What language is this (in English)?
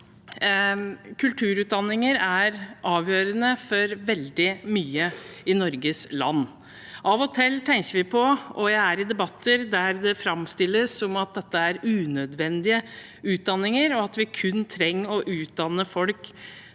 Norwegian